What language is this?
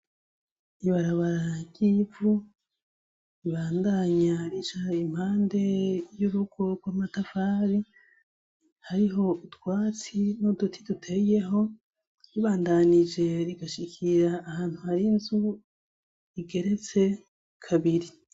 Rundi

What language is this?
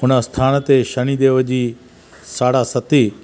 Sindhi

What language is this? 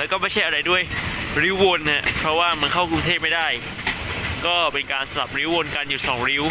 Thai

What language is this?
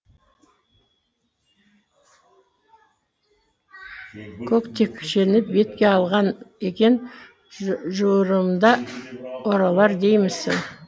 Kazakh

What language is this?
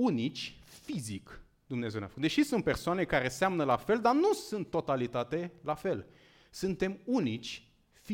Romanian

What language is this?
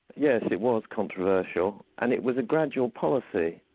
English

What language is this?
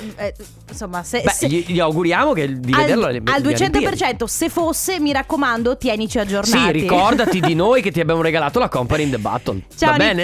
Italian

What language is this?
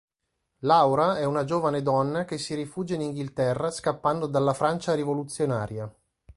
Italian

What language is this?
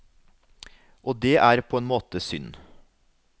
Norwegian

